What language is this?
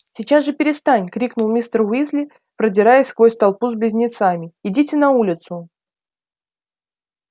Russian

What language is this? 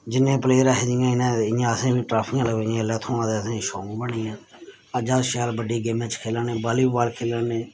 Dogri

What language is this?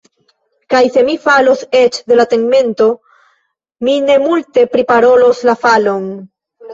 Esperanto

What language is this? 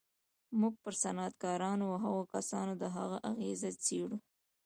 Pashto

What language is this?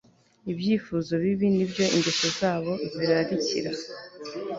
Kinyarwanda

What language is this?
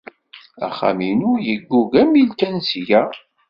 Kabyle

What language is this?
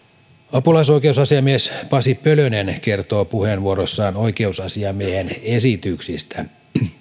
Finnish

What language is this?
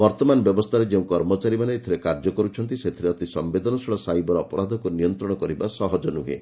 Odia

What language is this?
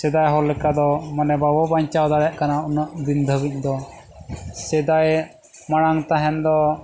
Santali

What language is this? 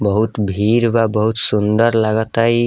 Bhojpuri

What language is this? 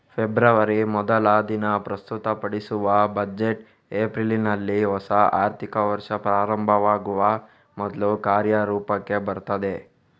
Kannada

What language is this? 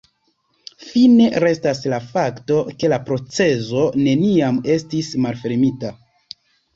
Esperanto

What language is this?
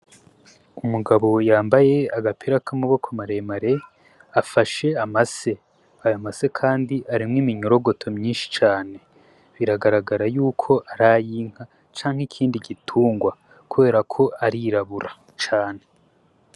Rundi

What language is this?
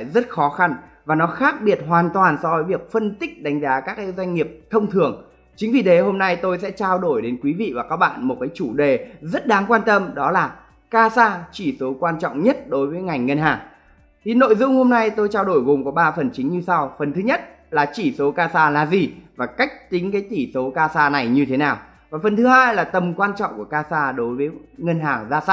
Vietnamese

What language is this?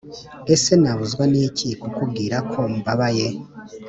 Kinyarwanda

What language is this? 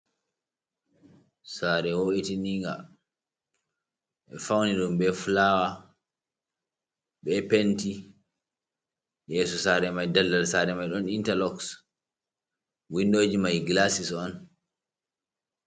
Fula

